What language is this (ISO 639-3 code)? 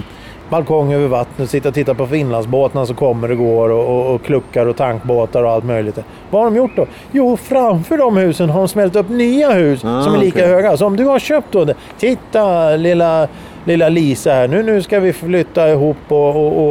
swe